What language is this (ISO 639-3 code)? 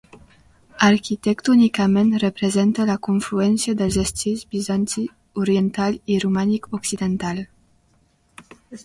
cat